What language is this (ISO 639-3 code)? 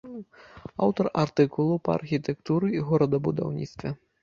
bel